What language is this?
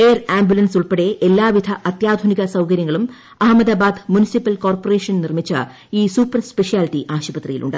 Malayalam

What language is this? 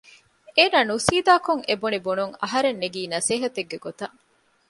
Divehi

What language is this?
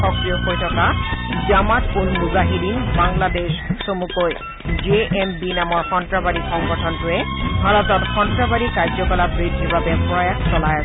Assamese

